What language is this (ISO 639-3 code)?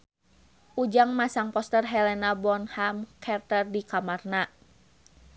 sun